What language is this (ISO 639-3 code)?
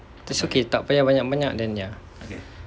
eng